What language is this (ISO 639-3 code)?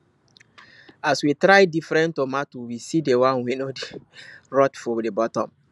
pcm